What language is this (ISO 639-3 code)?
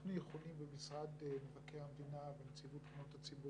heb